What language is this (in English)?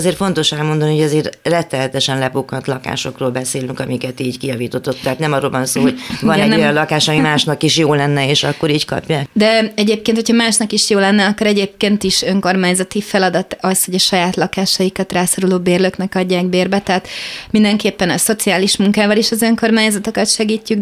Hungarian